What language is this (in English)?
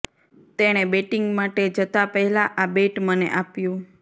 Gujarati